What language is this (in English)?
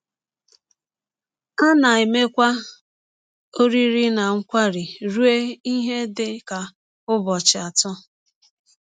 Igbo